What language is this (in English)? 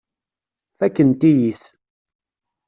Kabyle